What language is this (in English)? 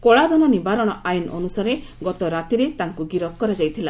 Odia